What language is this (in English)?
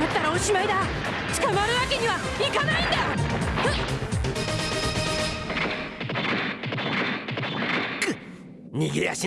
Japanese